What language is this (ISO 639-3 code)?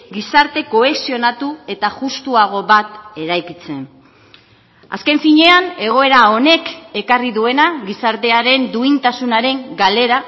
eus